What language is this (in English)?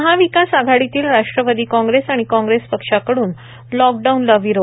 Marathi